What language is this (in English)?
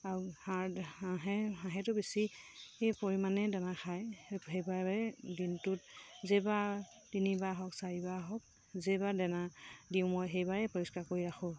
Assamese